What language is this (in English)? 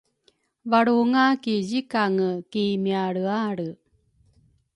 Rukai